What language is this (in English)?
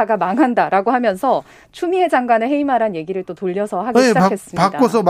Korean